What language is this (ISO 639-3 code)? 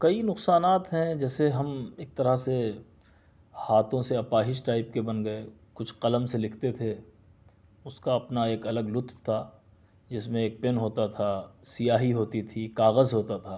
urd